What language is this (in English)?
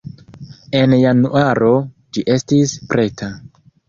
Esperanto